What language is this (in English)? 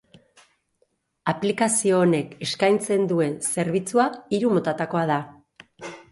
Basque